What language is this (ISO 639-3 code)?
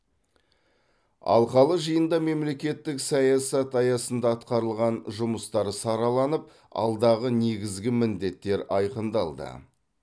kaz